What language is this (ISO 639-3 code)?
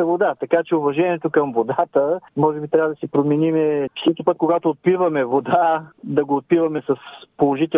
bul